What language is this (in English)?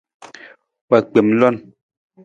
Nawdm